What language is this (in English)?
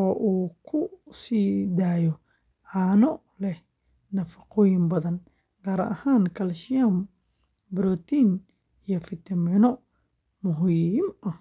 Somali